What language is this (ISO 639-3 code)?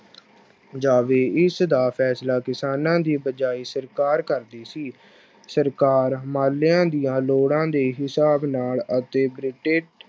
pan